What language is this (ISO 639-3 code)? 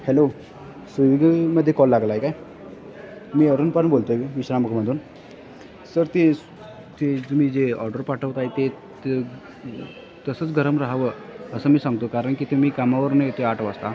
mar